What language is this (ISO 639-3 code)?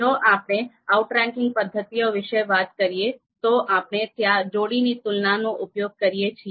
guj